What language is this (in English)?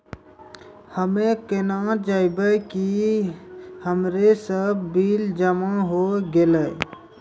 Maithili